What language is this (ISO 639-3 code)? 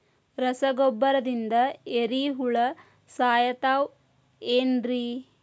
kan